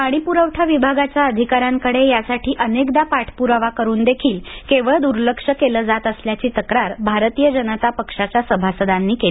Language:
Marathi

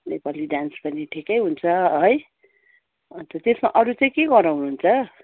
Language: Nepali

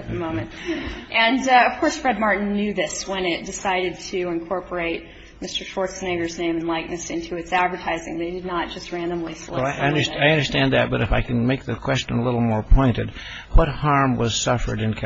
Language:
English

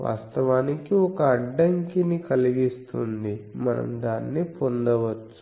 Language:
Telugu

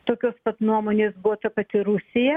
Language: Lithuanian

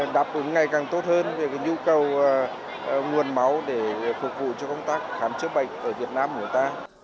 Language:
Vietnamese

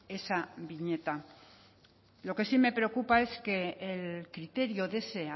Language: Spanish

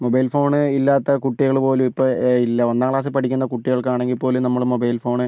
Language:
Malayalam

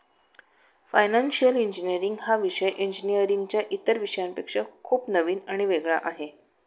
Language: Marathi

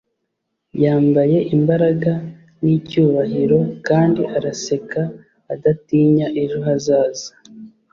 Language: Kinyarwanda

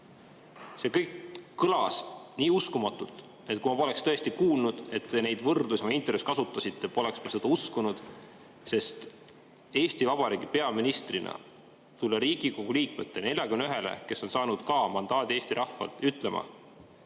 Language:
Estonian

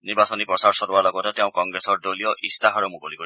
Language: Assamese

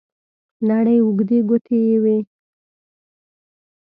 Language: Pashto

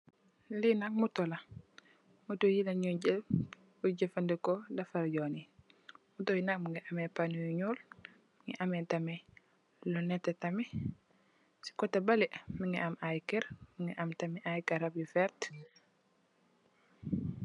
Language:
Wolof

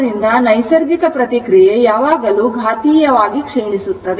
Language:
Kannada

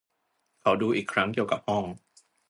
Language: Thai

